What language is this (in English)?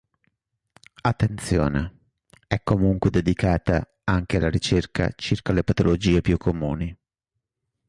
Italian